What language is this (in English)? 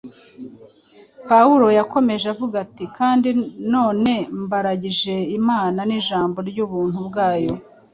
Kinyarwanda